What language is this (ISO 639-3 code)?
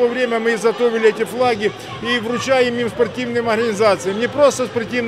rus